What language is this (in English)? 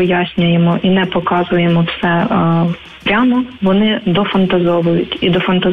Ukrainian